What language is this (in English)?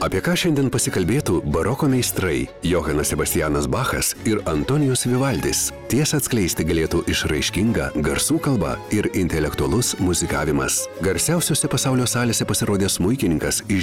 Lithuanian